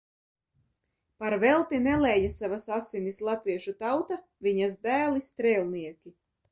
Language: Latvian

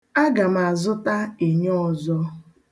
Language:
Igbo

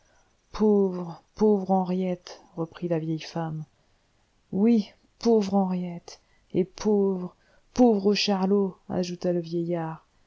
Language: French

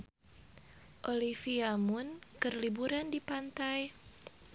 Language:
Sundanese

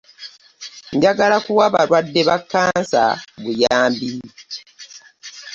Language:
Ganda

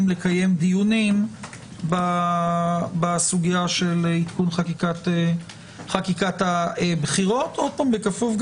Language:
Hebrew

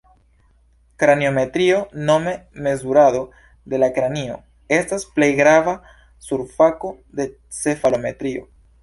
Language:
Esperanto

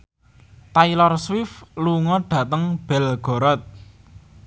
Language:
Javanese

